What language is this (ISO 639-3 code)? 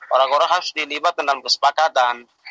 ind